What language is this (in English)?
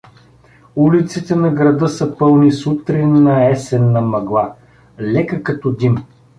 Bulgarian